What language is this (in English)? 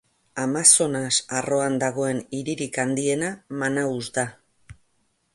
Basque